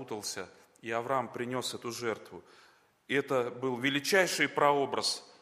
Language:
Russian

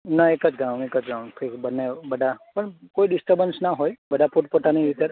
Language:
Gujarati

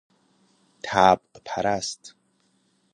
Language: Persian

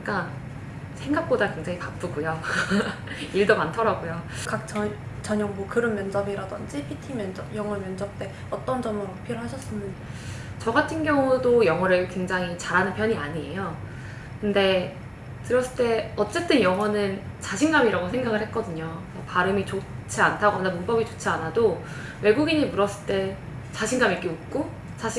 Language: Korean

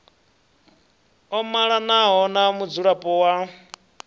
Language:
Venda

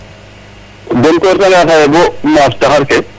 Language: Serer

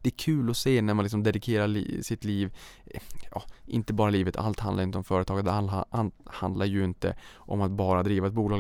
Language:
Swedish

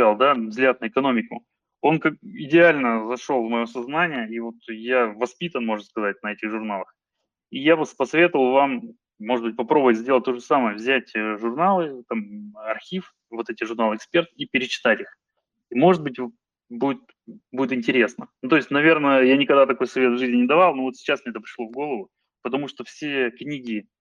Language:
Russian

